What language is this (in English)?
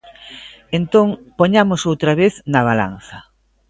Galician